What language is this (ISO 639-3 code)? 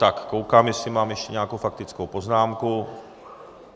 ces